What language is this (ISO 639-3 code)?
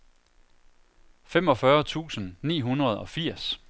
dan